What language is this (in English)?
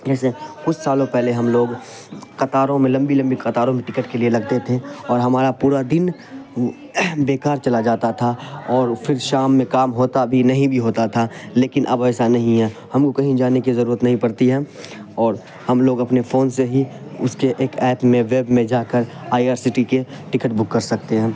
Urdu